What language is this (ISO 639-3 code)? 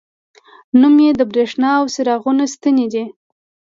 pus